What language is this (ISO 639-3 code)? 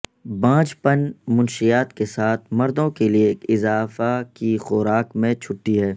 urd